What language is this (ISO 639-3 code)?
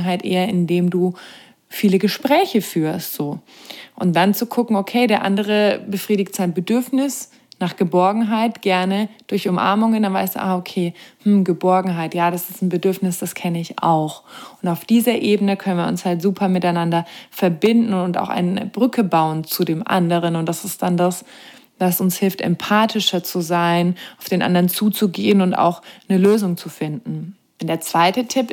deu